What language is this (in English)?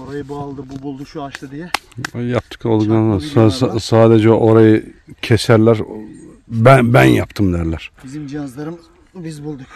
Turkish